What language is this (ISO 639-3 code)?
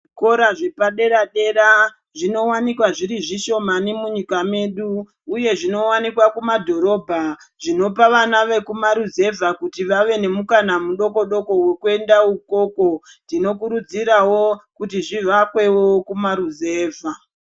ndc